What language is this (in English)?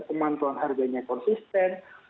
Indonesian